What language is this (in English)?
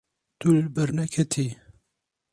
Kurdish